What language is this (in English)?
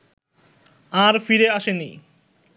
Bangla